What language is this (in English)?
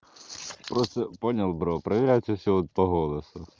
Russian